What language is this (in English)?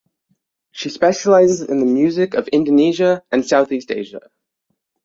English